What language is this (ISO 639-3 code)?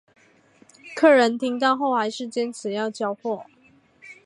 zho